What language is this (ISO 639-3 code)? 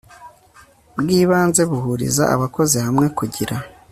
kin